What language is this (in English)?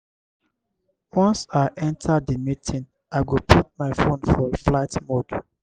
Nigerian Pidgin